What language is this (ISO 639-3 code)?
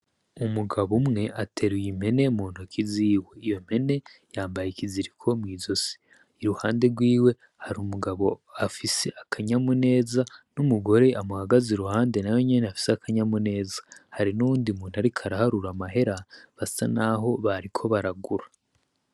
run